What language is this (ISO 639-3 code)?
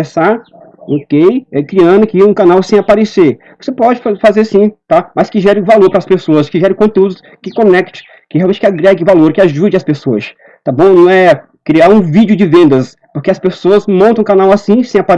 por